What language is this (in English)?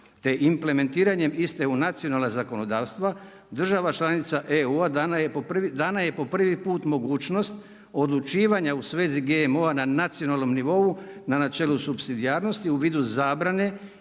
Croatian